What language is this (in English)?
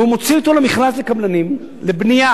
Hebrew